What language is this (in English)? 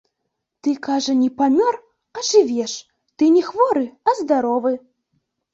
Belarusian